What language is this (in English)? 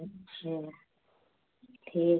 Hindi